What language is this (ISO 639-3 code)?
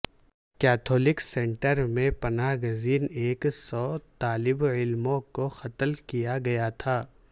urd